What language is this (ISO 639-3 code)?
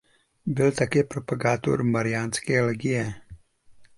ces